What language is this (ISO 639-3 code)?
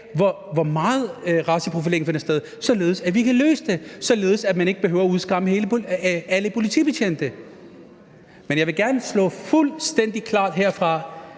dan